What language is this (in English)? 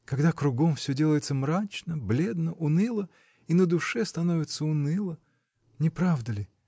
Russian